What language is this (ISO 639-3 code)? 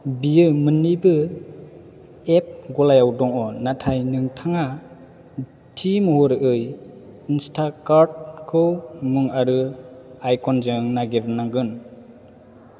brx